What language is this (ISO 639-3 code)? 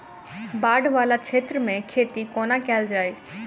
mai